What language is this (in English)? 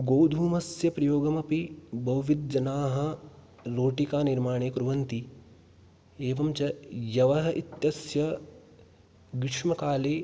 Sanskrit